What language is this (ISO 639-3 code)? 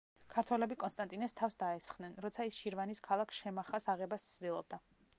kat